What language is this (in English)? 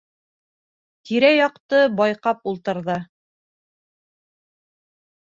Bashkir